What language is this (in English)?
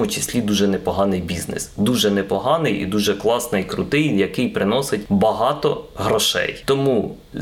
Ukrainian